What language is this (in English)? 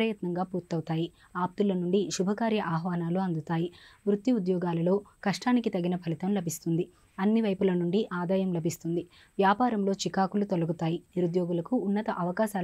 Telugu